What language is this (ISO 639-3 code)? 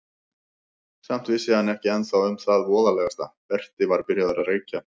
isl